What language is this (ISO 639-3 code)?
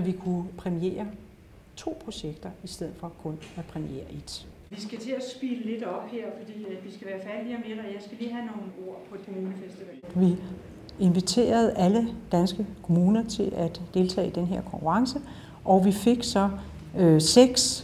dan